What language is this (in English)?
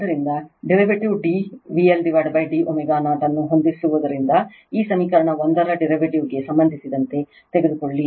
Kannada